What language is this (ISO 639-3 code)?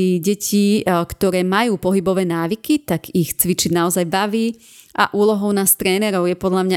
slk